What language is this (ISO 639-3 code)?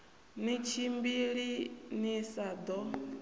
ven